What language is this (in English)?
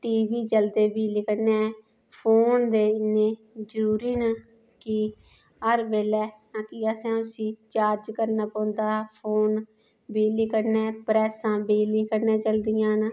Dogri